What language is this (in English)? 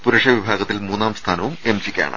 Malayalam